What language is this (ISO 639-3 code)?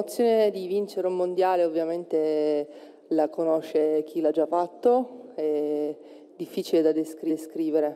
ita